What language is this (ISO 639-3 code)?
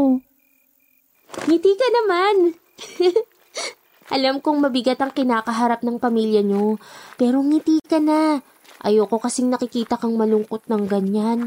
fil